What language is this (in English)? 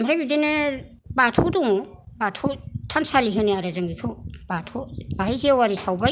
Bodo